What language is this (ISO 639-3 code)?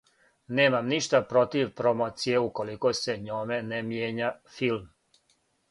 srp